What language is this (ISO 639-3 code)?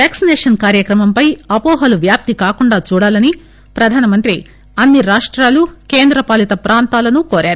tel